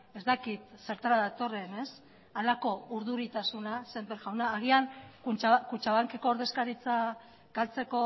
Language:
Basque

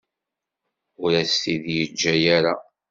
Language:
Kabyle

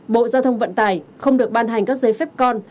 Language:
Vietnamese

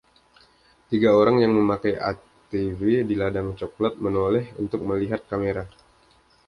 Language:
Indonesian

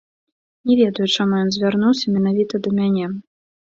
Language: Belarusian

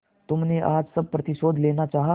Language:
Hindi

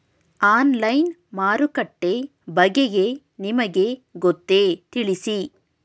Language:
Kannada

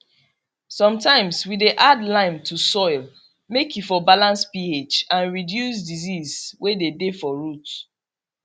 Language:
Nigerian Pidgin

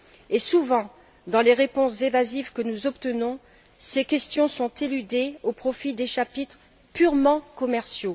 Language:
French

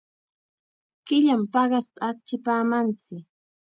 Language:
Chiquián Ancash Quechua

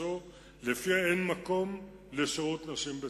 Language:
Hebrew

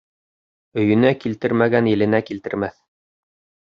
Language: Bashkir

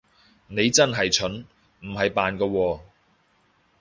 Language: Cantonese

